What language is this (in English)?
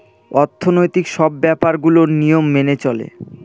Bangla